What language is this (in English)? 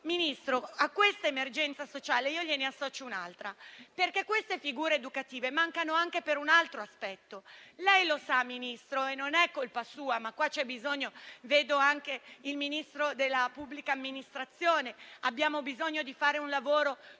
Italian